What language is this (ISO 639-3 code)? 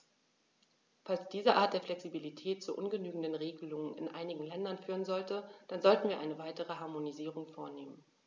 deu